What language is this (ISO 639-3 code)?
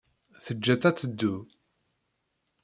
kab